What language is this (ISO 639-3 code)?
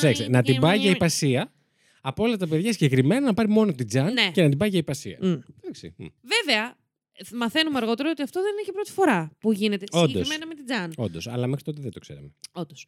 ell